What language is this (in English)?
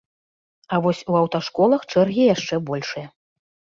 Belarusian